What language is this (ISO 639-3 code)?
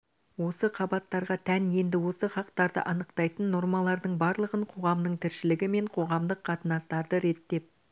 kaz